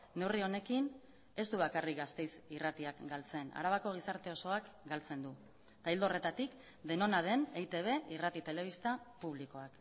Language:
Basque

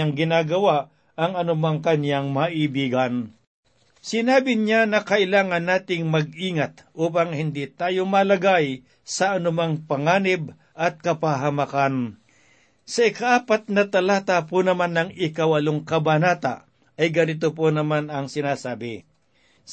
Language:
Filipino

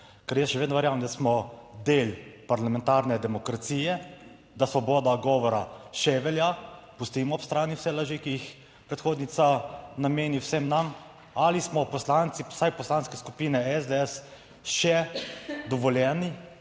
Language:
Slovenian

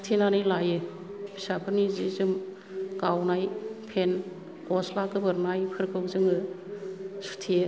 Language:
Bodo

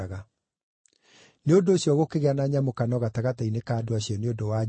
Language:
Kikuyu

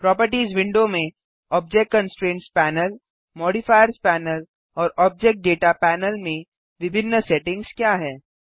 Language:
Hindi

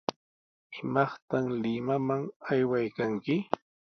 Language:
Sihuas Ancash Quechua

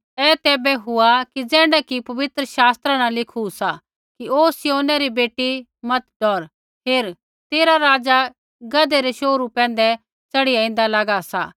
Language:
Kullu Pahari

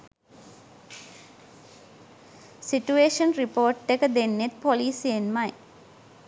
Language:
Sinhala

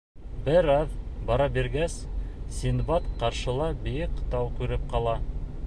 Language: Bashkir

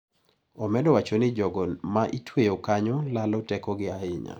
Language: Luo (Kenya and Tanzania)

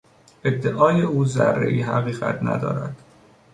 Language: Persian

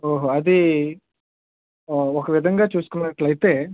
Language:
Telugu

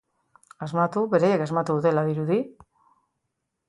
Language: Basque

